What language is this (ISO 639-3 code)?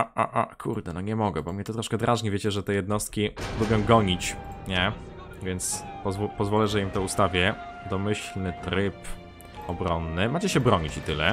pol